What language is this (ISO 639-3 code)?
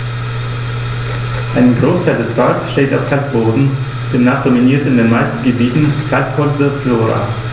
deu